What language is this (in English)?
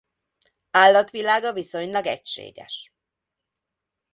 Hungarian